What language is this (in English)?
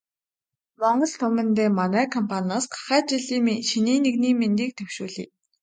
Mongolian